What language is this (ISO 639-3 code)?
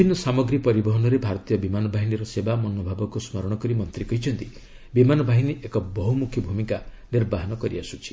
ori